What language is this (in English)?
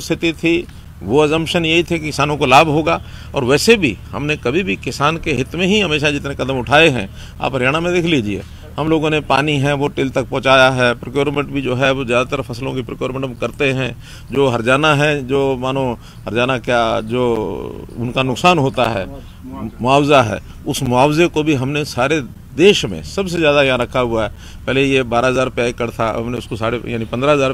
Hindi